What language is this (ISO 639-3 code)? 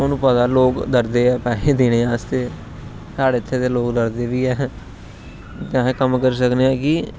doi